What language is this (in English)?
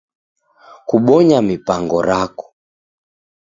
Taita